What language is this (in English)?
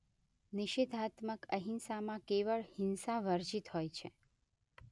Gujarati